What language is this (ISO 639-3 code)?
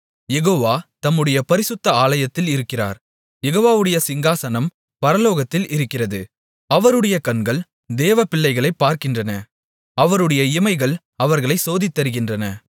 tam